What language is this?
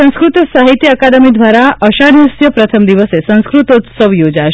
Gujarati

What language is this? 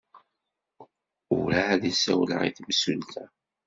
Kabyle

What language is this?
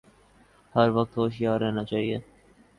Urdu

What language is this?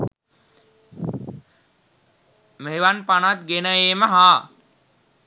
Sinhala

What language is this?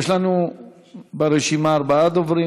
Hebrew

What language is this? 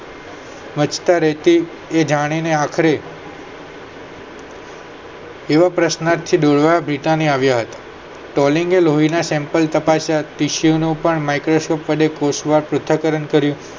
Gujarati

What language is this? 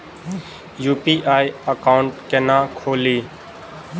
Maithili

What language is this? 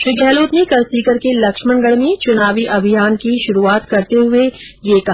Hindi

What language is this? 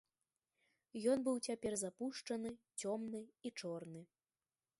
Belarusian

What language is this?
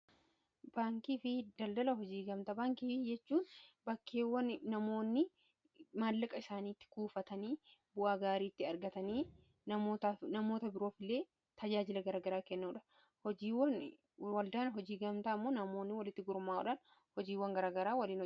Oromo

